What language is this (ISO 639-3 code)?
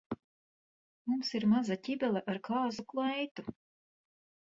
lav